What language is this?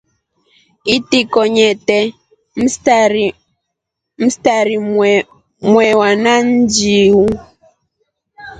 Rombo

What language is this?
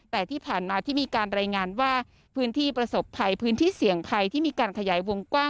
Thai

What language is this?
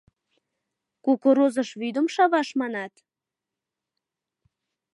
Mari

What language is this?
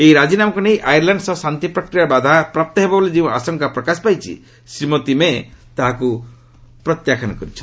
Odia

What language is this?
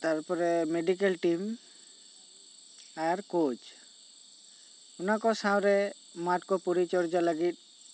Santali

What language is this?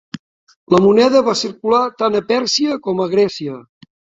Catalan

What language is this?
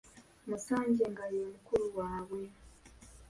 Ganda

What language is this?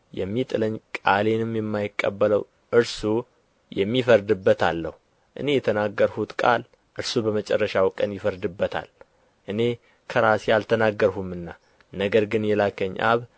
Amharic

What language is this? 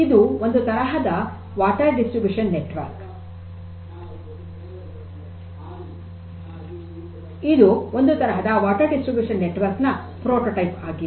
Kannada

